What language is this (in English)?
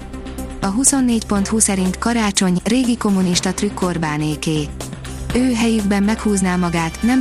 Hungarian